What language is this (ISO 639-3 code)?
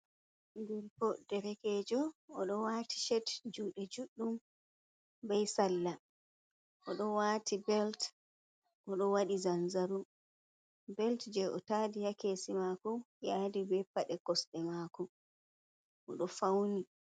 ful